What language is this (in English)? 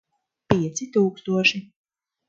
Latvian